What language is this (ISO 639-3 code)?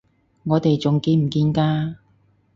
yue